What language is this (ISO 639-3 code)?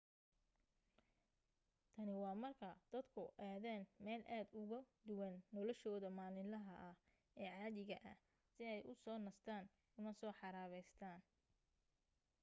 som